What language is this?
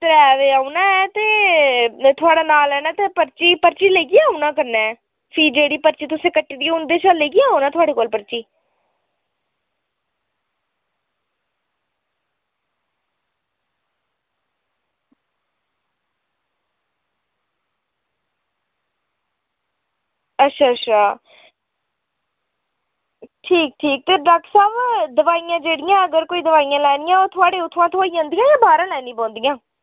Dogri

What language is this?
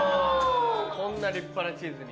Japanese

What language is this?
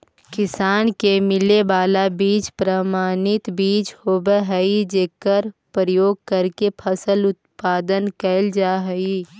Magahi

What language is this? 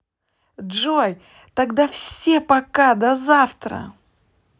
Russian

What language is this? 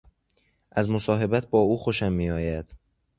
Persian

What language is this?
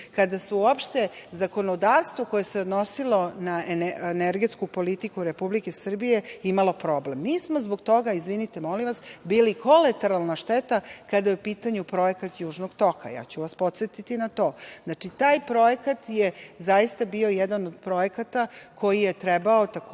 Serbian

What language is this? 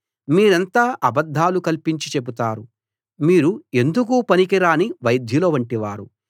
Telugu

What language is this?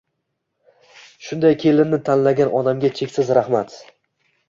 Uzbek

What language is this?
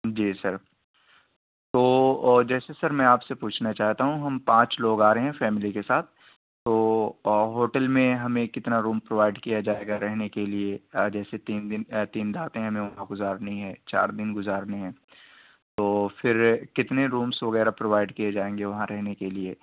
Urdu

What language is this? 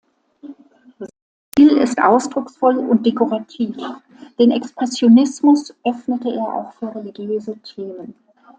German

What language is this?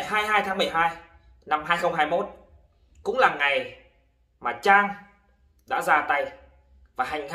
Vietnamese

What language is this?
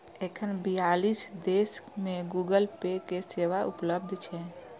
Maithili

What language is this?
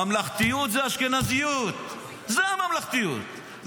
Hebrew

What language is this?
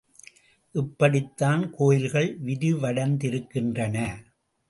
Tamil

